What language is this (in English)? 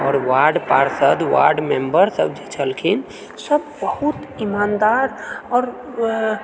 Maithili